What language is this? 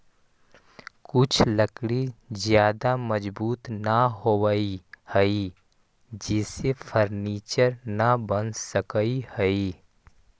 Magahi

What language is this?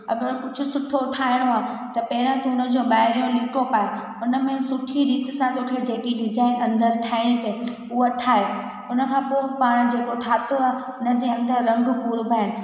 Sindhi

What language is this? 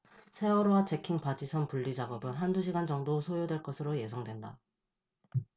Korean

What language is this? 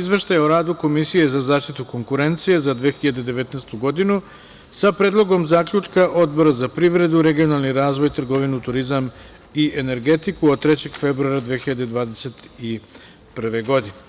Serbian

